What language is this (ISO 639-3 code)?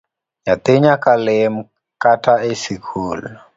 luo